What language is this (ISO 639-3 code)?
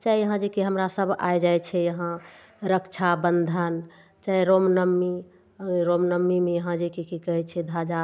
mai